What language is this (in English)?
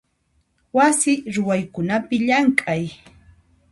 Puno Quechua